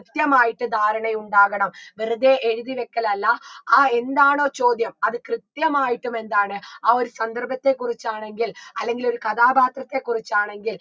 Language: Malayalam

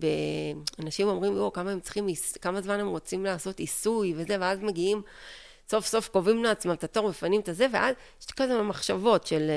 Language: Hebrew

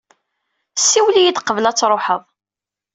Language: Kabyle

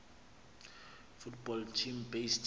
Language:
Xhosa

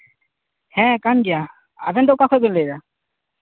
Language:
Santali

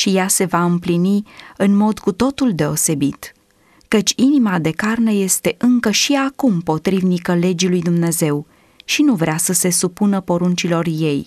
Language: Romanian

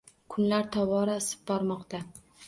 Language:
Uzbek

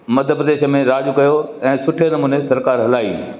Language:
Sindhi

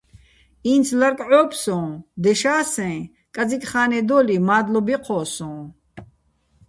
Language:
Bats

